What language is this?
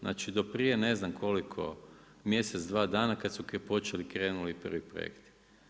Croatian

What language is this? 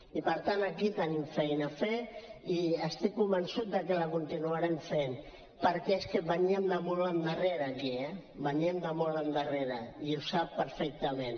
Catalan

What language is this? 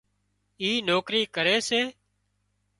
Wadiyara Koli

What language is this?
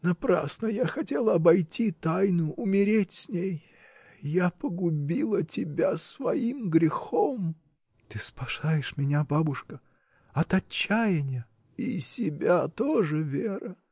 Russian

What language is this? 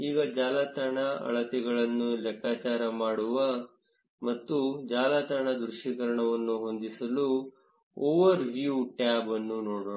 Kannada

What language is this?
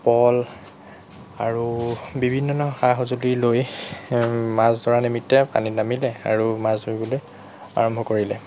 Assamese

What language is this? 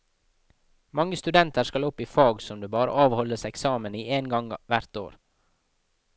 Norwegian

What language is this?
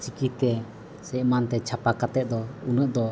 Santali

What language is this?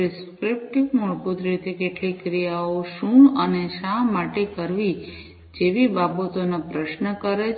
Gujarati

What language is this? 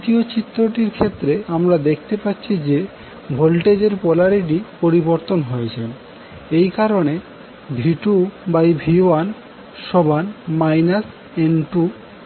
Bangla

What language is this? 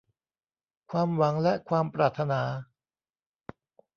Thai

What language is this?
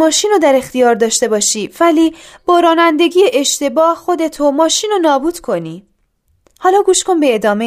Persian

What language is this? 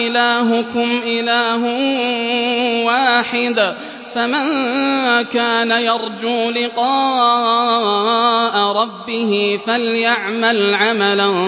Arabic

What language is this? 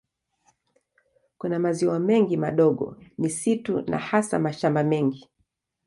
Swahili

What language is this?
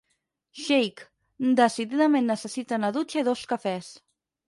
Catalan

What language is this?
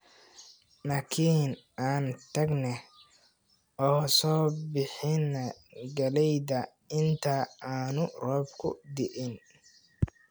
Somali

